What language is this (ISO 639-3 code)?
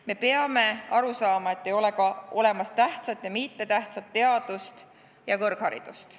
est